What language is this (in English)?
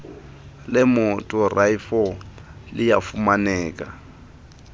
Xhosa